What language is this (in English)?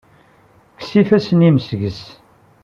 Kabyle